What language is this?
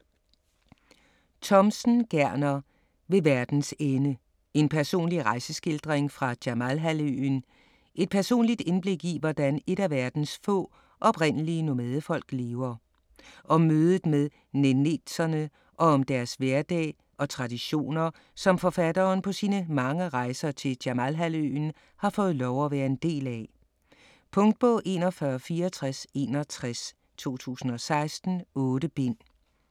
Danish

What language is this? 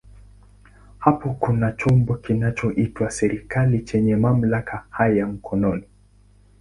Swahili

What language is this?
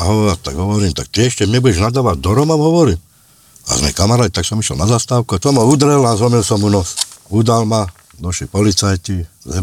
Slovak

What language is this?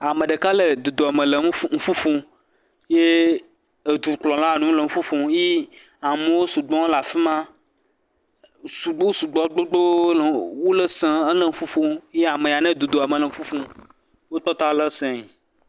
Ewe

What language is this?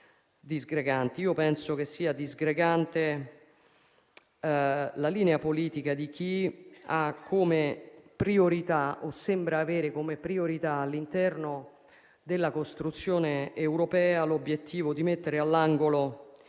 Italian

